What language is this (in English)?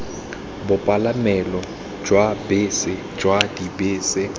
Tswana